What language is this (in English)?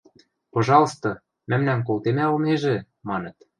Western Mari